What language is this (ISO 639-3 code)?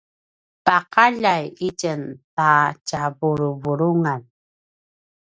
pwn